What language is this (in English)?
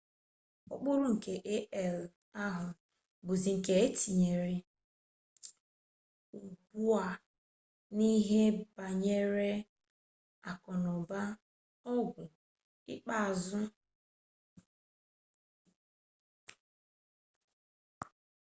Igbo